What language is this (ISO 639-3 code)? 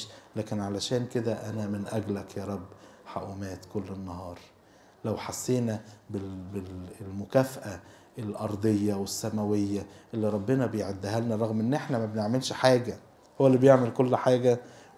ara